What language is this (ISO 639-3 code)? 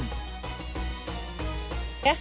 ind